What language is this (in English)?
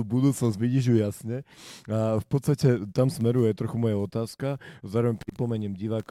Slovak